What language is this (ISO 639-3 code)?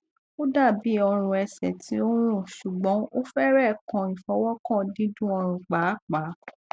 yor